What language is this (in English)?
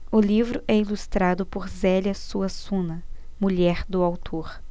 Portuguese